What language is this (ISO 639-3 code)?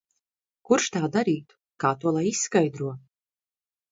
lav